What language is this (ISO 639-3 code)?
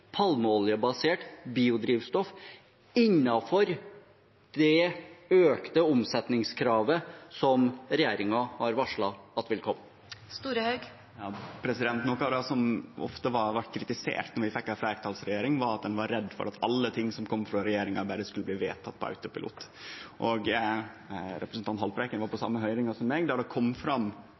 nor